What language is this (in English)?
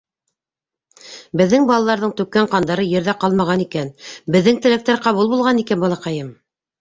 Bashkir